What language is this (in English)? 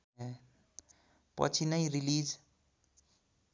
Nepali